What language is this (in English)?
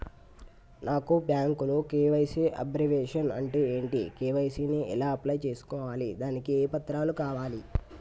Telugu